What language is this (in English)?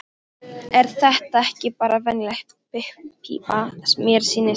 Icelandic